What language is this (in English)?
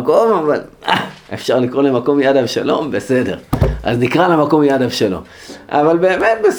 Hebrew